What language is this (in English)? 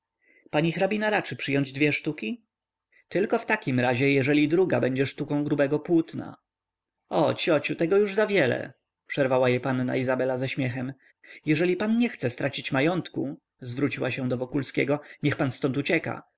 Polish